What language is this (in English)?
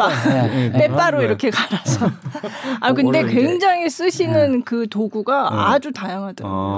Korean